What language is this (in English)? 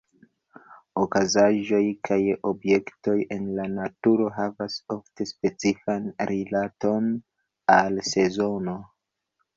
Esperanto